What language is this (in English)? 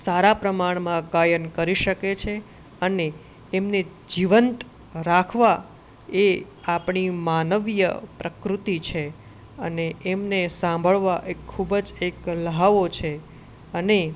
Gujarati